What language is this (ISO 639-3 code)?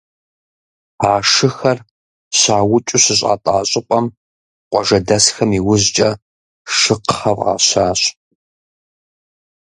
kbd